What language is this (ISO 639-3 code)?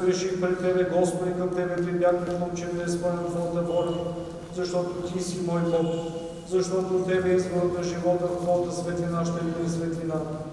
ron